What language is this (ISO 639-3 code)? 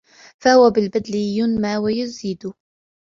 ara